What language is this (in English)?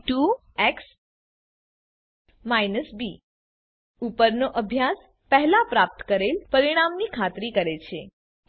Gujarati